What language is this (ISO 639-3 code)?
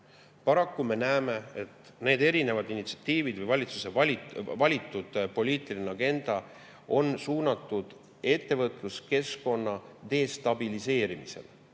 est